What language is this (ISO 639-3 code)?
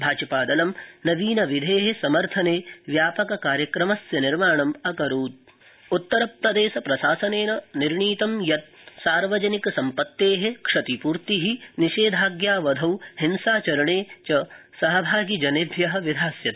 san